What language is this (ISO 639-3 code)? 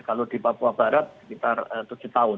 ind